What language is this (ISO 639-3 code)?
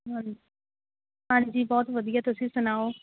pan